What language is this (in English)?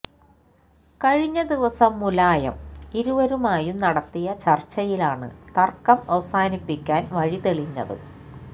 Malayalam